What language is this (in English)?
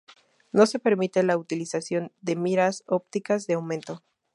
Spanish